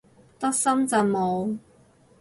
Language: Cantonese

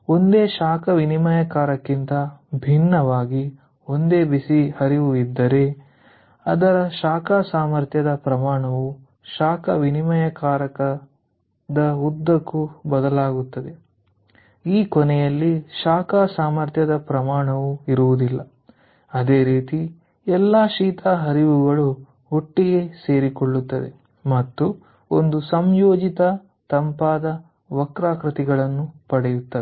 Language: Kannada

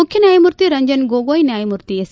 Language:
Kannada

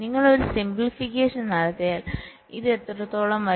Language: Malayalam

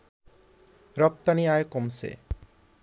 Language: Bangla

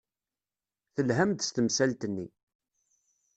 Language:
Kabyle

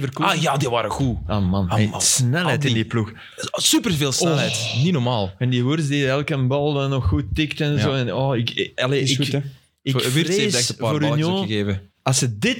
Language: Dutch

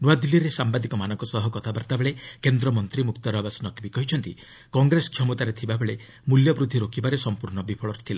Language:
Odia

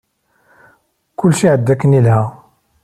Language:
Kabyle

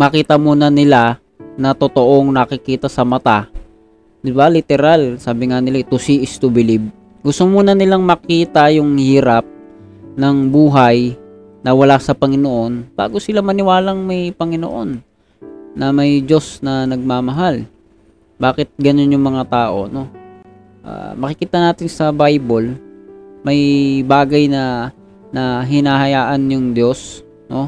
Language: Filipino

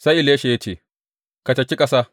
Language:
Hausa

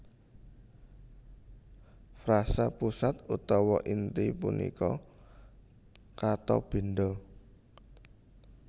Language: Javanese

